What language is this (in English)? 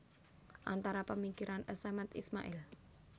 Javanese